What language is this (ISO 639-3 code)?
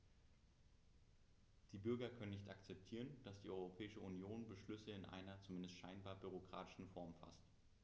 deu